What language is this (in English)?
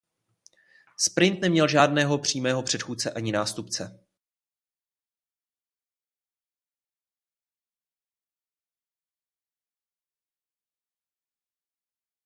Czech